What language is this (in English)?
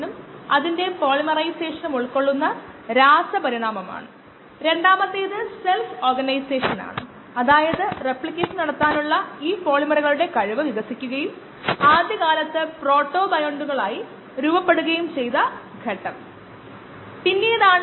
Malayalam